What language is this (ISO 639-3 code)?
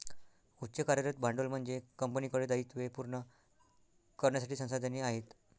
mar